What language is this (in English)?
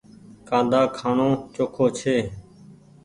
Goaria